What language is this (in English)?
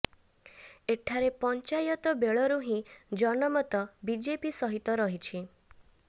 Odia